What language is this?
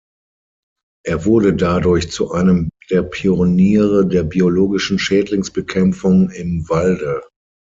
German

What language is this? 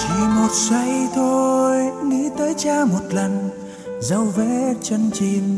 Vietnamese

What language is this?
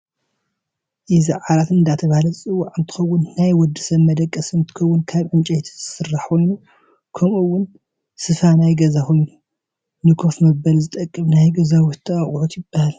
Tigrinya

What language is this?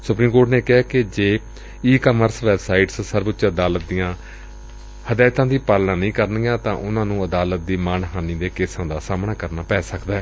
Punjabi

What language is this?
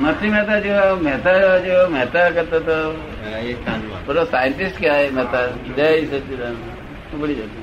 Gujarati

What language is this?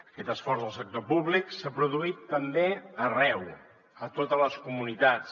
Catalan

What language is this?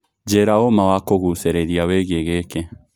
Kikuyu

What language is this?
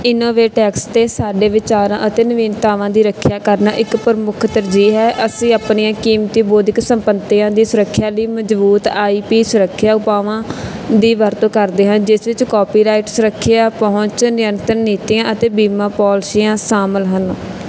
Punjabi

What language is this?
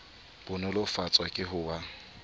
Southern Sotho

